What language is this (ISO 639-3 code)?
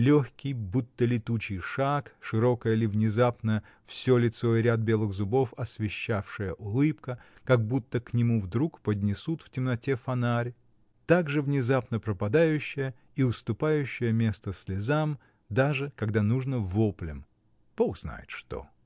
rus